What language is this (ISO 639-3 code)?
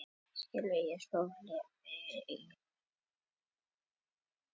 isl